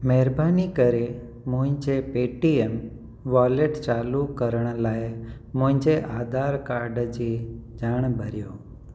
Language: Sindhi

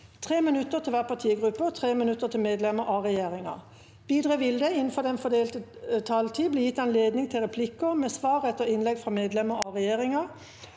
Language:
Norwegian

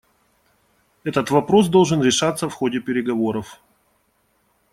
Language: Russian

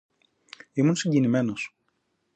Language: Greek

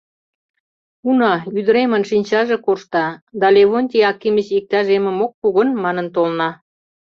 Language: Mari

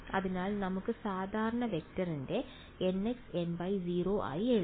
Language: Malayalam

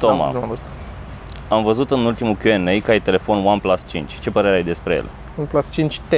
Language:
Romanian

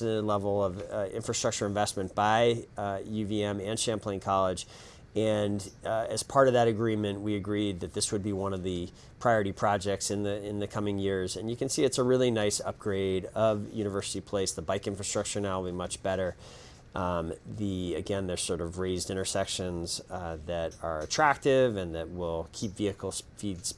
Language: English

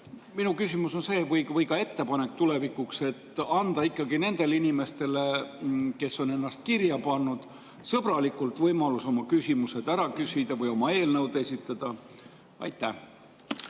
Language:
Estonian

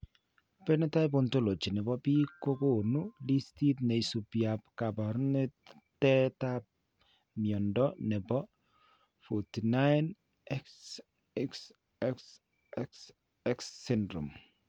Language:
Kalenjin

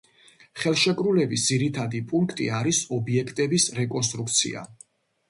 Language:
Georgian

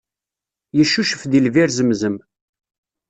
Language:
Kabyle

